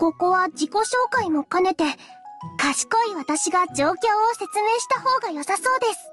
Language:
Japanese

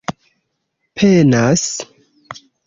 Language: Esperanto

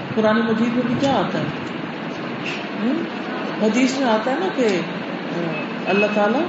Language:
Urdu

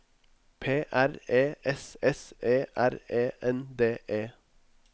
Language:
Norwegian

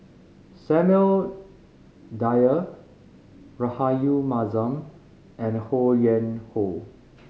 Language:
English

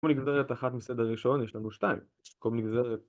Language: Hebrew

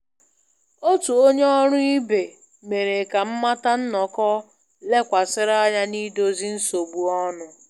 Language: Igbo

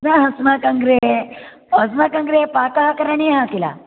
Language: Sanskrit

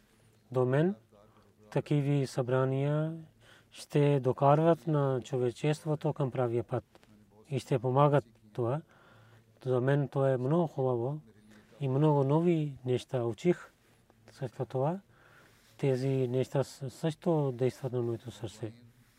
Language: Bulgarian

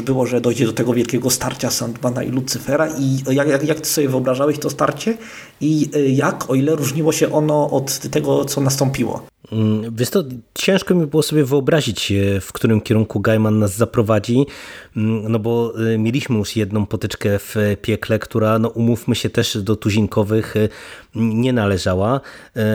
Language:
Polish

